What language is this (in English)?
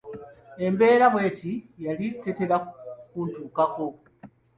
Ganda